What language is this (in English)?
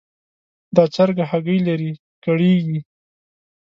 Pashto